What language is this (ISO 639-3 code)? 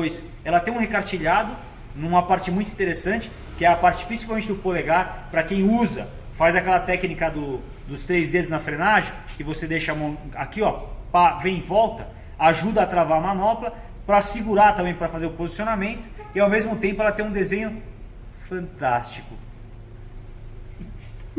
por